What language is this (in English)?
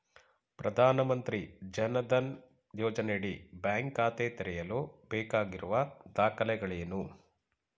Kannada